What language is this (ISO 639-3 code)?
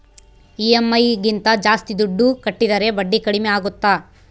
kan